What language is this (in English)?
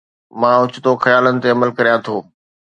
Sindhi